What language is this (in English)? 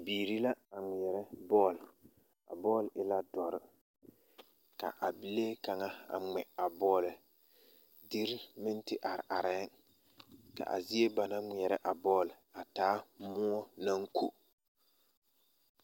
Southern Dagaare